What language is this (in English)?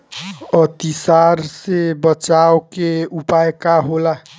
Bhojpuri